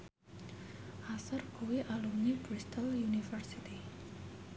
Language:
Javanese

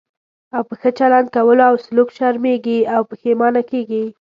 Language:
Pashto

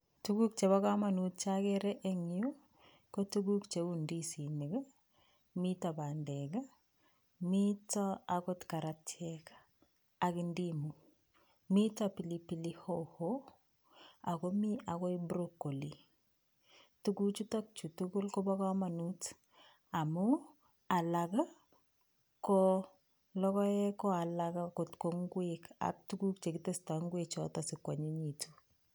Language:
Kalenjin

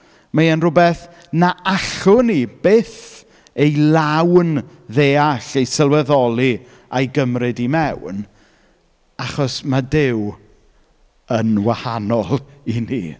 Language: Welsh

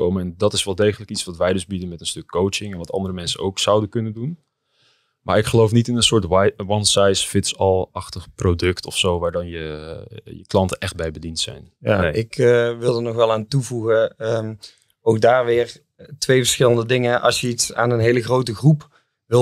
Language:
Dutch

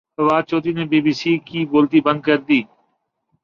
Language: Urdu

